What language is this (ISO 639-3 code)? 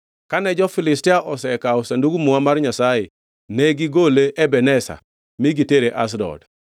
luo